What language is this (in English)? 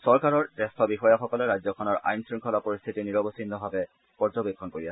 Assamese